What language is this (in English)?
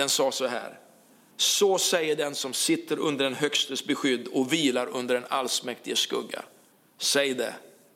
Swedish